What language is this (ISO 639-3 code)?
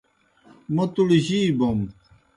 plk